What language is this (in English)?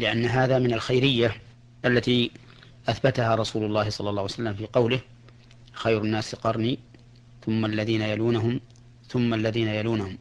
Arabic